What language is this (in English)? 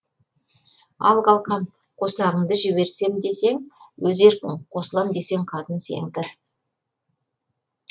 Kazakh